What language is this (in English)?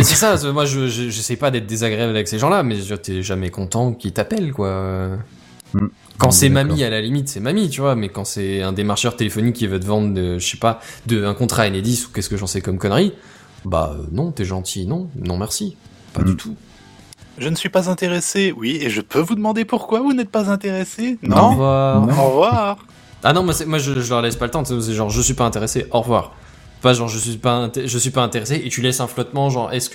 French